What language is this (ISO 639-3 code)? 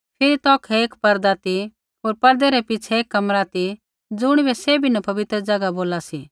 kfx